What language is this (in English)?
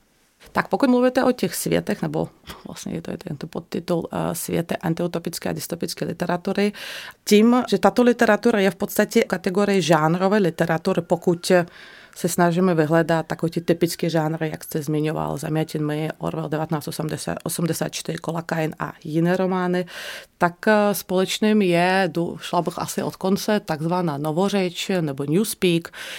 Czech